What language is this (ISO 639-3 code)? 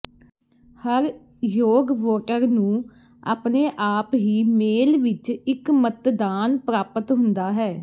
pan